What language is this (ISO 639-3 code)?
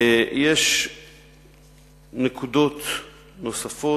heb